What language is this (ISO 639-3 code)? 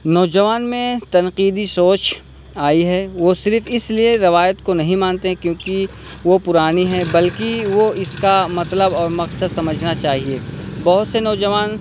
urd